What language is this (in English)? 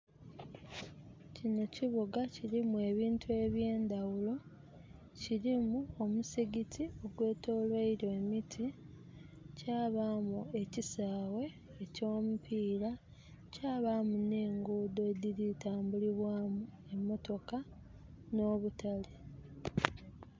Soga